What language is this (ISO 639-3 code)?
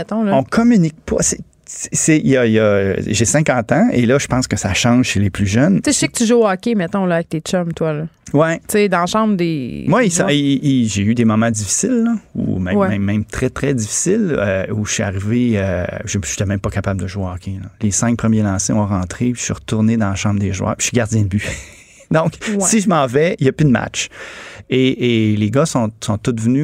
fra